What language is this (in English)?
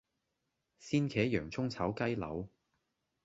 Cantonese